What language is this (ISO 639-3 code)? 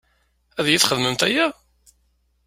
kab